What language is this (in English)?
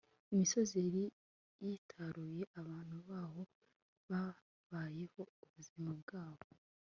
Kinyarwanda